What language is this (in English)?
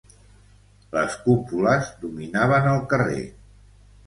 Catalan